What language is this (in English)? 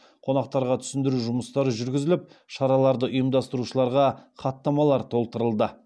Kazakh